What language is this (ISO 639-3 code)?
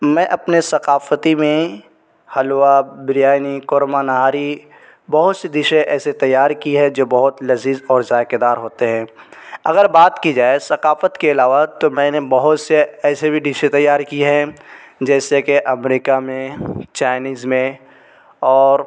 urd